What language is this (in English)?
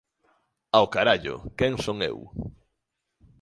Galician